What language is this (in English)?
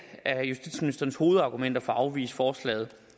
Danish